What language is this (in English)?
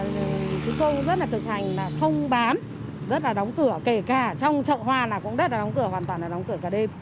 Vietnamese